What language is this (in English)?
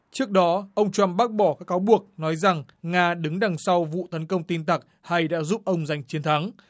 Vietnamese